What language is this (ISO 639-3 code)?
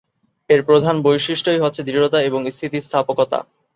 ben